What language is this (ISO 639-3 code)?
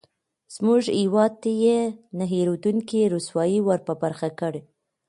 pus